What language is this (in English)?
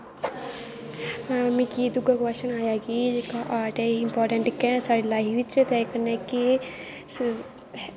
Dogri